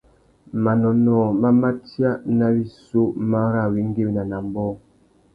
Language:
Tuki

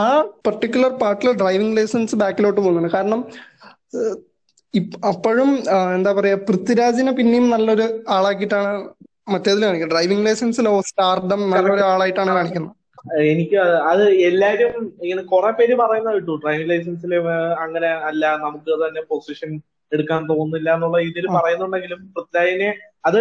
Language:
Malayalam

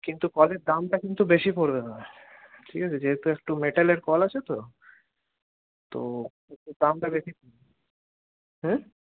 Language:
Bangla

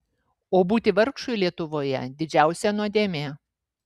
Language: Lithuanian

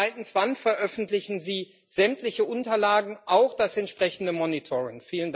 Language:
German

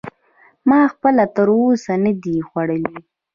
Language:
Pashto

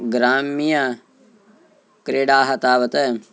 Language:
Sanskrit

